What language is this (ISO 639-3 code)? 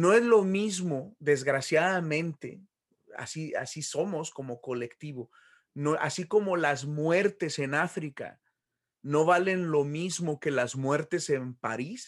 spa